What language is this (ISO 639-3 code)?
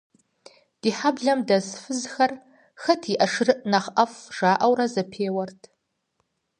kbd